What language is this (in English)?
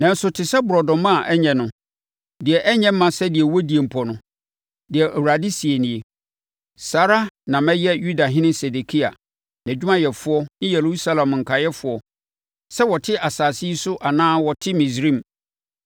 Akan